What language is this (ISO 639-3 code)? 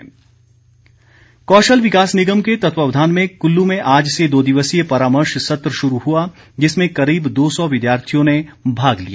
hin